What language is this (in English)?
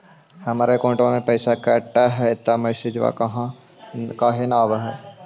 Magahi